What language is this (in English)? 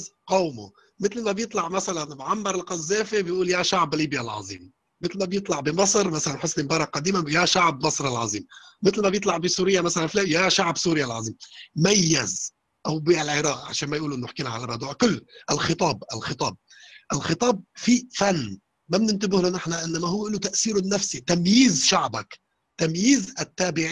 Arabic